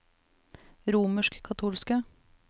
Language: Norwegian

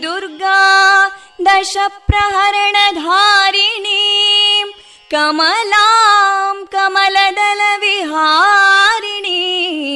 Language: Kannada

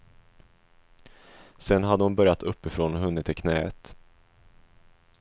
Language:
Swedish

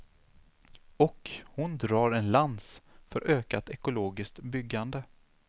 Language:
Swedish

